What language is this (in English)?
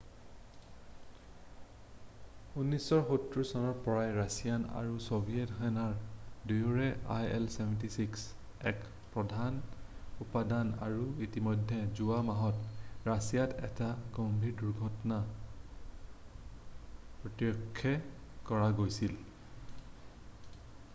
Assamese